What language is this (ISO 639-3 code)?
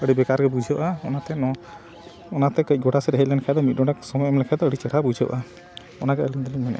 sat